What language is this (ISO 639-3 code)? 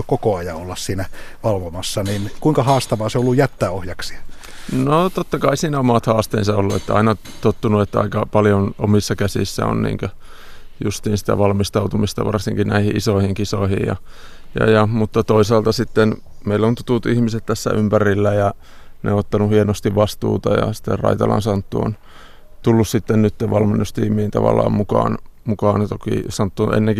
fin